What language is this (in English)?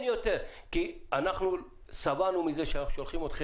Hebrew